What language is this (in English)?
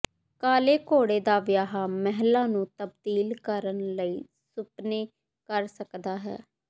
Punjabi